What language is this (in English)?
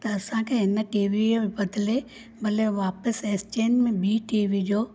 Sindhi